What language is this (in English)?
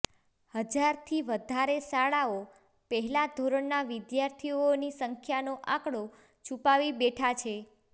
Gujarati